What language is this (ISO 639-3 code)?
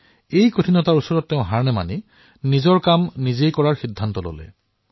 asm